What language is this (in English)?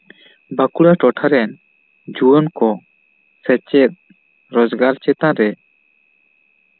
Santali